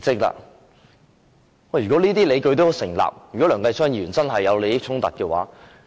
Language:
Cantonese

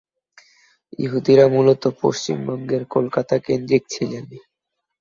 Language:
Bangla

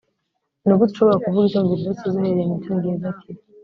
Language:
Kinyarwanda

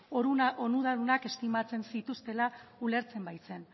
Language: Basque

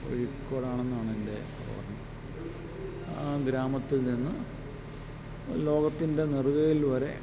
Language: Malayalam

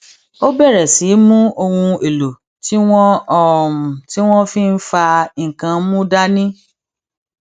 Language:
Yoruba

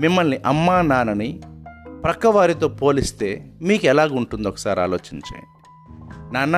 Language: Telugu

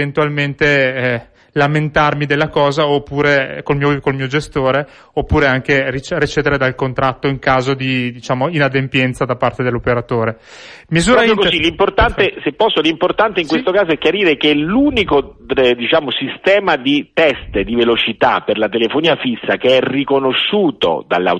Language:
Italian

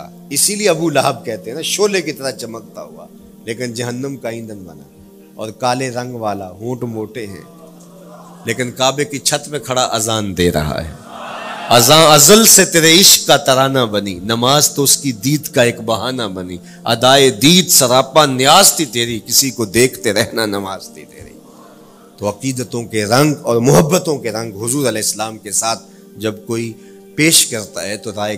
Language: Urdu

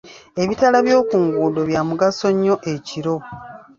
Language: Ganda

